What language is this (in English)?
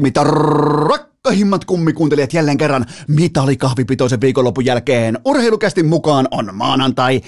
Finnish